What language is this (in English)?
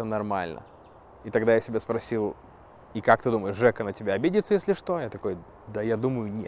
Russian